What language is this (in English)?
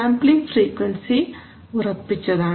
Malayalam